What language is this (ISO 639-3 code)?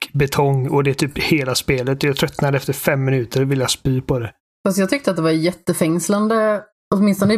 swe